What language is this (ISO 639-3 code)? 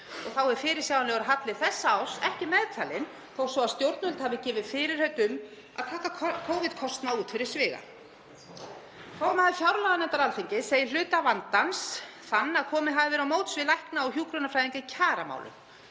isl